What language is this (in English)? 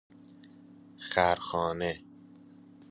Persian